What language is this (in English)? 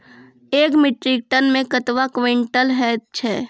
Maithili